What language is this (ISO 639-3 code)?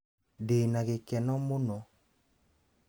kik